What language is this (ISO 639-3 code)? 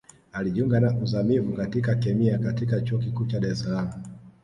swa